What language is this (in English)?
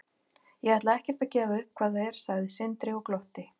Icelandic